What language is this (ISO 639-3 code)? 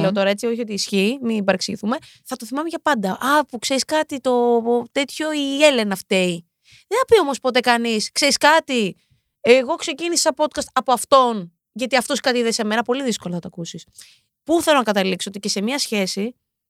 ell